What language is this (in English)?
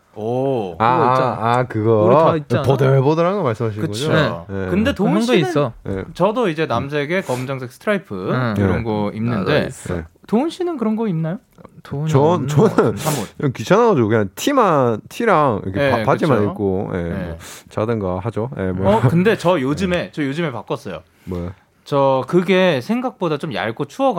Korean